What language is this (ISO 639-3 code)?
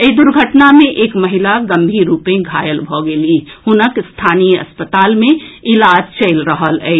mai